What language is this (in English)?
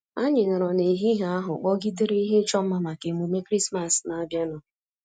Igbo